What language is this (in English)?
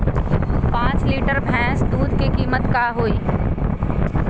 Magahi